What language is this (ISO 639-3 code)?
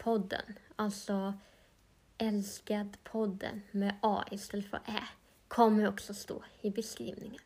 swe